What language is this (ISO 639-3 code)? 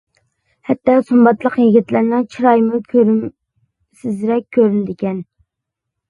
uig